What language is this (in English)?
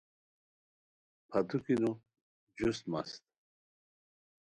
Khowar